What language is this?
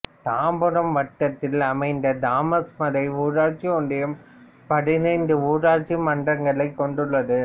Tamil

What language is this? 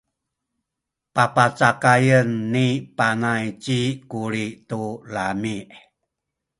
Sakizaya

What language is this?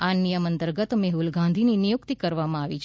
Gujarati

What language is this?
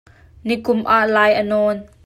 Hakha Chin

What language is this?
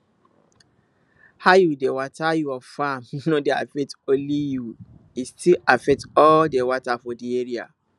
Nigerian Pidgin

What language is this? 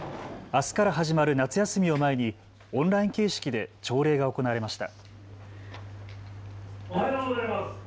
Japanese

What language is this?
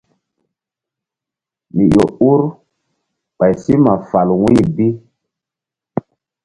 Mbum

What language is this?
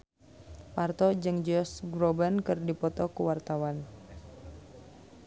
Sundanese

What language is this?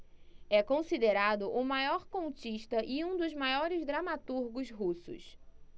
Portuguese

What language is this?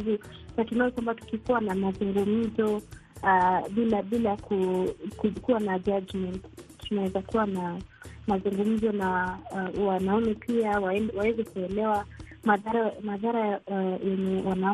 Swahili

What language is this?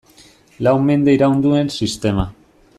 Basque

